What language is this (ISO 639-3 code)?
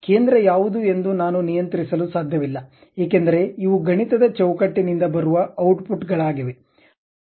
kan